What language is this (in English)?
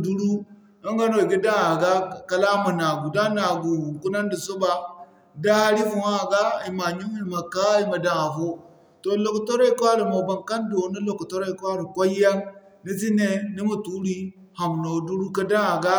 Zarma